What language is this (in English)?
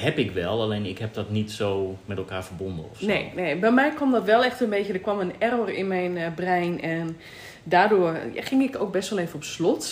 Dutch